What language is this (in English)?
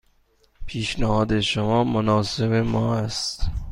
Persian